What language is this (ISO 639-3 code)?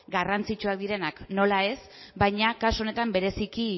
eus